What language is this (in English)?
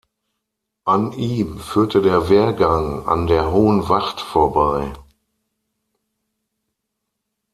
German